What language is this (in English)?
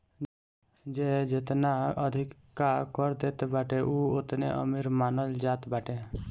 Bhojpuri